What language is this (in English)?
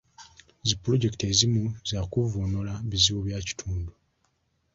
Ganda